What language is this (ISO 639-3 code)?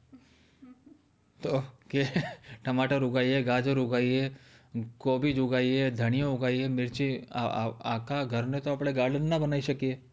guj